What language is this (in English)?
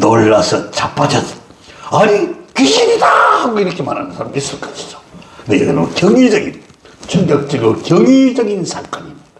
Korean